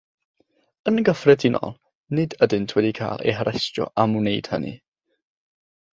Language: Welsh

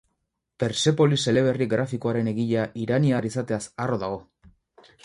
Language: Basque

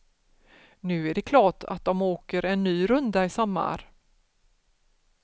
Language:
Swedish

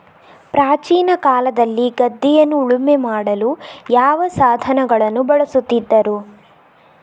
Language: Kannada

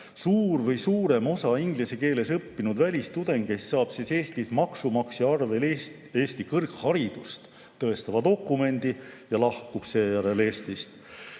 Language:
Estonian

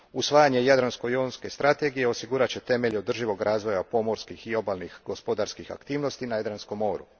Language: Croatian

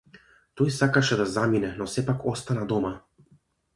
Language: Macedonian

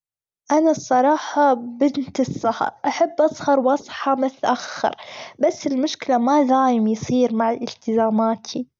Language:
Gulf Arabic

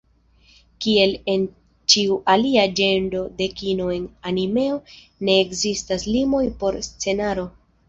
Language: Esperanto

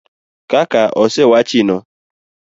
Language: Luo (Kenya and Tanzania)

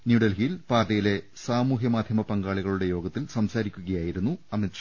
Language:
Malayalam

